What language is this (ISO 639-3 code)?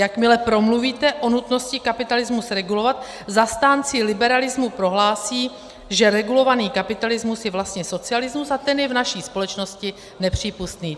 ces